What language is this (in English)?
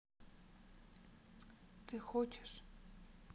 Russian